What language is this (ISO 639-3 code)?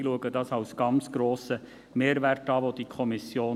gsw